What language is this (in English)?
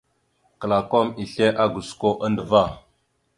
Mada (Cameroon)